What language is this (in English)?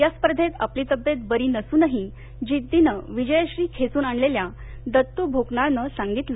Marathi